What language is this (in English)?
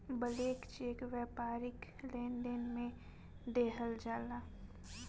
Bhojpuri